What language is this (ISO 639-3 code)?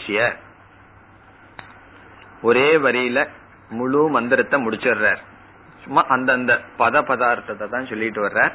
tam